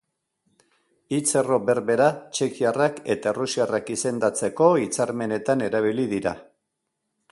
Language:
Basque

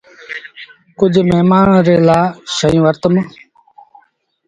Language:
Sindhi Bhil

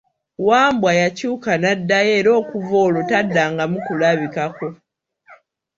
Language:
Ganda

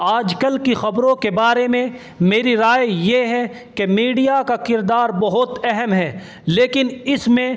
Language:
Urdu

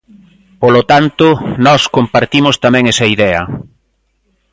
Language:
Galician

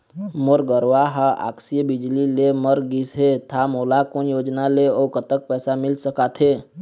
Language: Chhattisgarhi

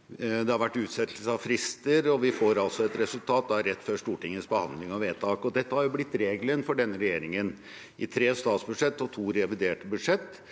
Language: Norwegian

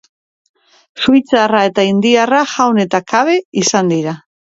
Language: Basque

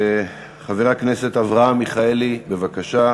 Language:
Hebrew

